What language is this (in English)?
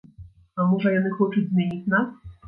Belarusian